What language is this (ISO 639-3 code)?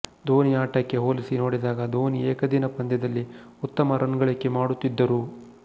kan